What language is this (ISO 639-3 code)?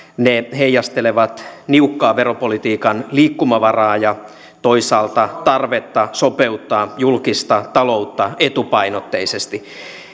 fin